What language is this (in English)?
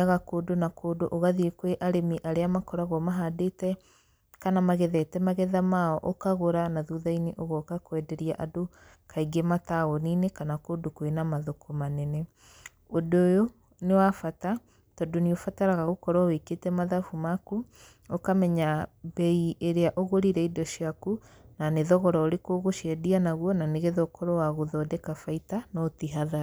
Kikuyu